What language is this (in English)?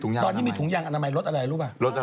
Thai